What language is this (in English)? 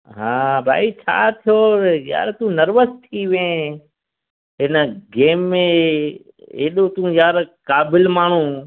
Sindhi